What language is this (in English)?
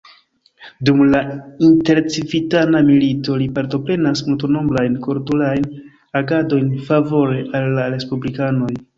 Esperanto